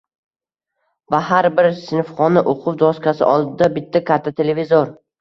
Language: Uzbek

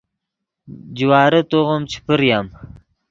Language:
Yidgha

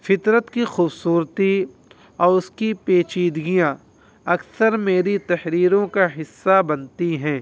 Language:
Urdu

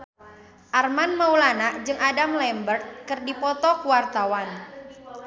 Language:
Sundanese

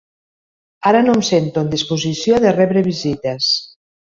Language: Catalan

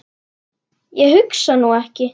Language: Icelandic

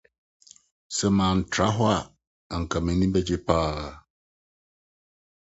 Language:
Akan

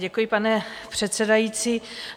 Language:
Czech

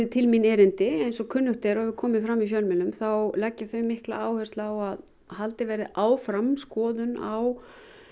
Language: Icelandic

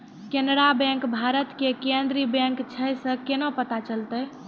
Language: Maithili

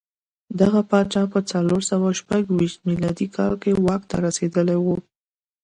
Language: Pashto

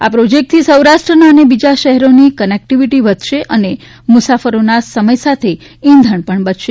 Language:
Gujarati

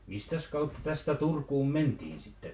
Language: Finnish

